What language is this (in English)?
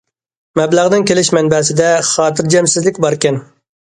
Uyghur